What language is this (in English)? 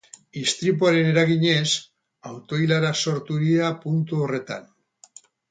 Basque